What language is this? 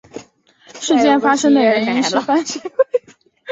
Chinese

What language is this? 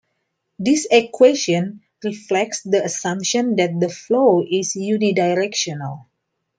English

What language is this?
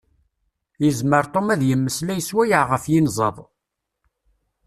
Kabyle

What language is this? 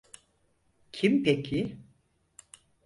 Turkish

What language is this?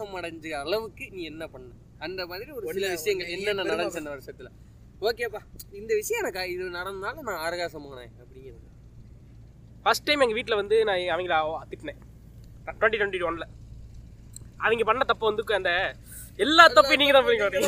Tamil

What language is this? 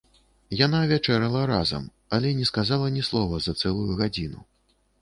Belarusian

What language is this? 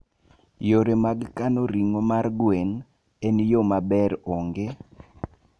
Luo (Kenya and Tanzania)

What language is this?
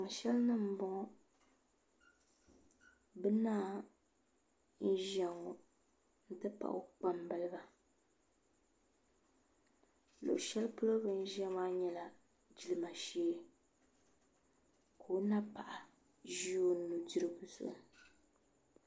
Dagbani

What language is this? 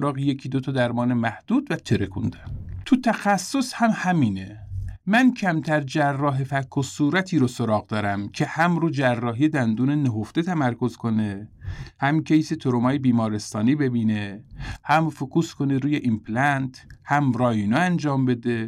Persian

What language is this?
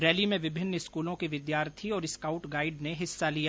Hindi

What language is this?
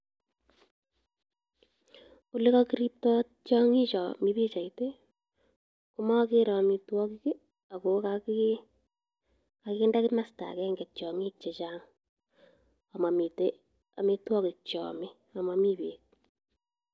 Kalenjin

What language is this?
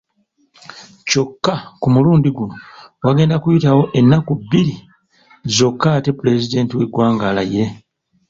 Ganda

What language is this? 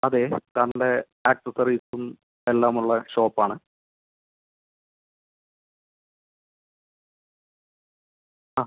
Malayalam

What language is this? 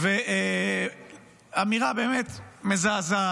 Hebrew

